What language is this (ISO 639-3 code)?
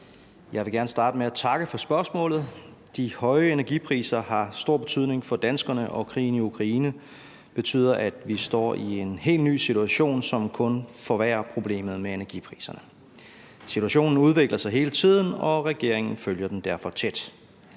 dan